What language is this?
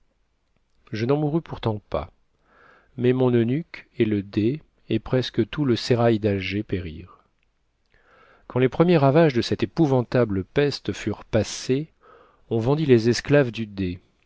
French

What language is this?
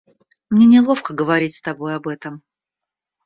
Russian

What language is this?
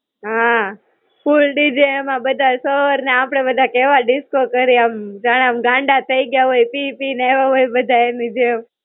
Gujarati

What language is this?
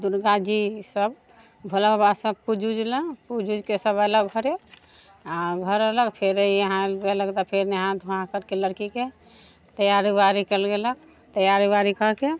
Maithili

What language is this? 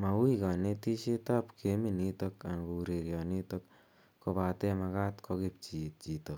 Kalenjin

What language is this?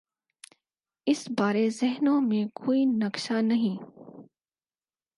Urdu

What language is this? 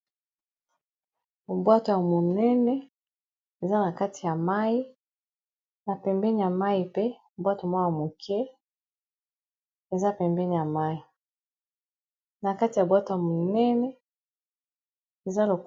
Lingala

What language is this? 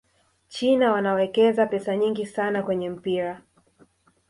Swahili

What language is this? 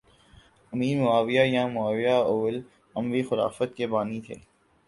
Urdu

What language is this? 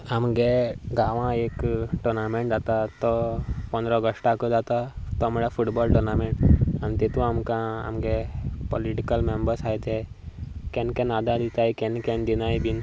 Konkani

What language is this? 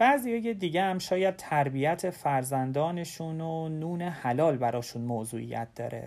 Persian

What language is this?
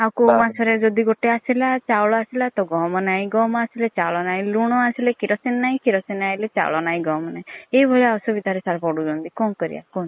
Odia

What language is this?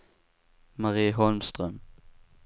Swedish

